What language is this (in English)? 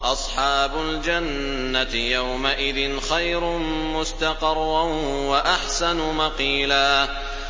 Arabic